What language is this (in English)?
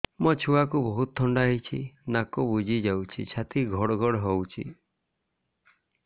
Odia